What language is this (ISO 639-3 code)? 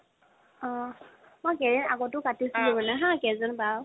asm